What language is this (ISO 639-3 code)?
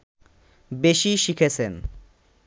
ben